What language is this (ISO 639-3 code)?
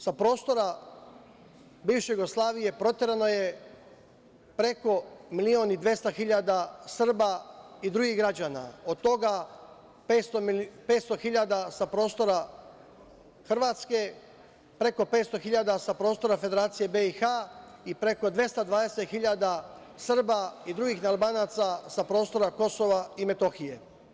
srp